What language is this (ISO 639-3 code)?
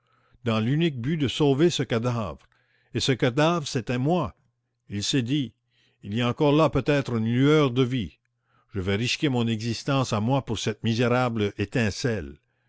fra